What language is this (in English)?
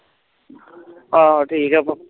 Punjabi